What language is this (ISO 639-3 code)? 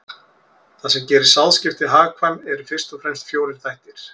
isl